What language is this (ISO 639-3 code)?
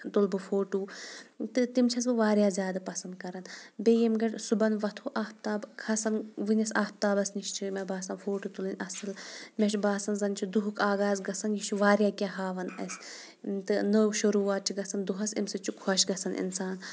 kas